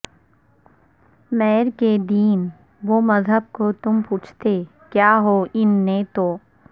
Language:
Urdu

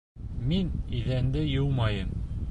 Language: Bashkir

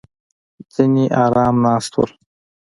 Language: Pashto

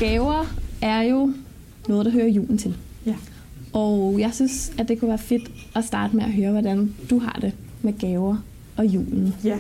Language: Danish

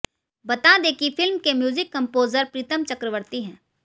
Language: Hindi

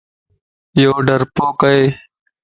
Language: Lasi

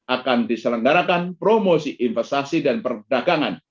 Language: Indonesian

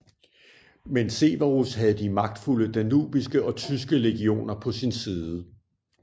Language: Danish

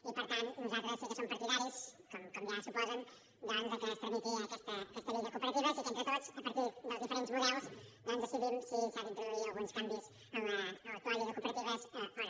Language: Catalan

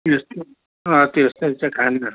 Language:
Nepali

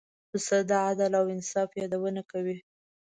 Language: Pashto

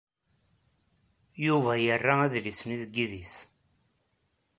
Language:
Kabyle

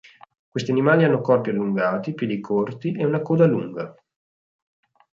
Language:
Italian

